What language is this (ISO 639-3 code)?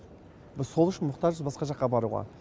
kaz